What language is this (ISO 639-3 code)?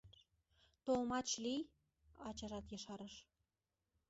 chm